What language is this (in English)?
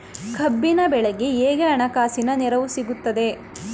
Kannada